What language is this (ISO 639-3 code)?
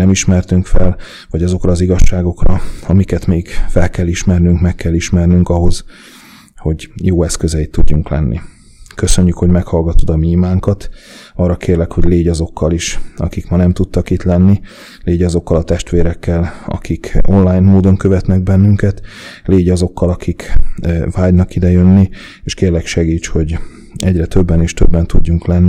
hun